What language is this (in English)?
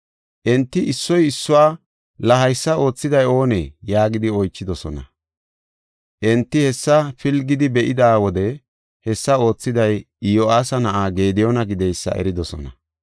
Gofa